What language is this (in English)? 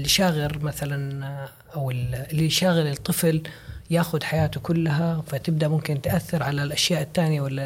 Arabic